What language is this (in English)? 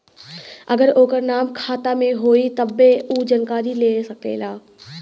Bhojpuri